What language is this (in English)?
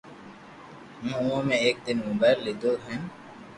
Loarki